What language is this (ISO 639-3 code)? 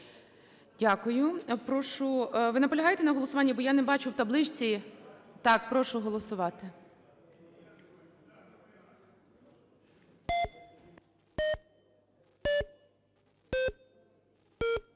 ukr